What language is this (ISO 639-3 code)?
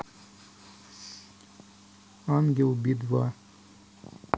rus